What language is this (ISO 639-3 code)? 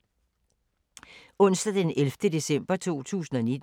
dan